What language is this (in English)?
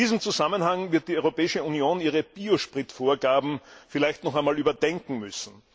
German